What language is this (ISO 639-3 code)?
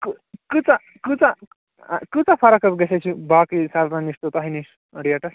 kas